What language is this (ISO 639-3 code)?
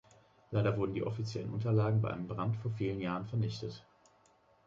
deu